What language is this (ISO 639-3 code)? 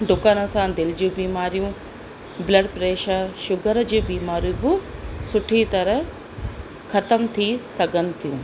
snd